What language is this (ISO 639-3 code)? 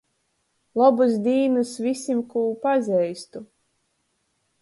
ltg